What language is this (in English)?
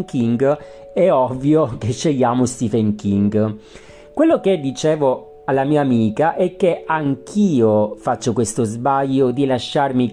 Italian